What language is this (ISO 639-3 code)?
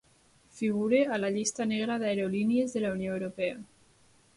cat